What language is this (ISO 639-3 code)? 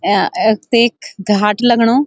gbm